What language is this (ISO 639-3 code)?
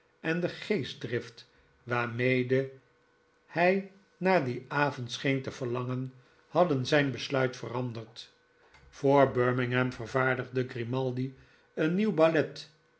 nld